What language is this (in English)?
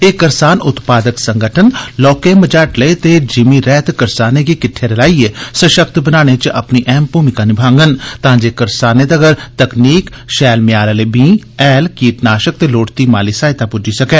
Dogri